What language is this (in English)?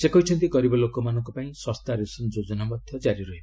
Odia